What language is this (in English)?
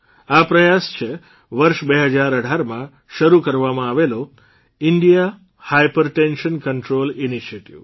Gujarati